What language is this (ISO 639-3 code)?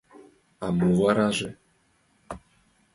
chm